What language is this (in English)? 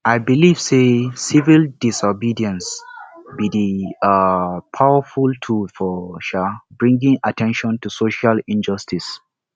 Nigerian Pidgin